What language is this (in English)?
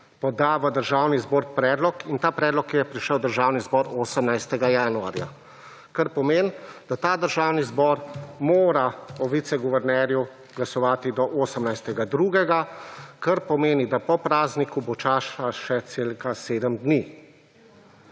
Slovenian